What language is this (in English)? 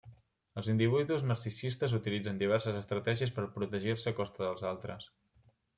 Catalan